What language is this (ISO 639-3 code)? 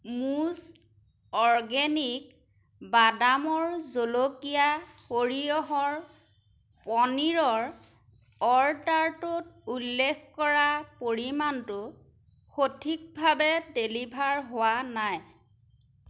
asm